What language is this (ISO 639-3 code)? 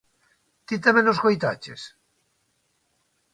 glg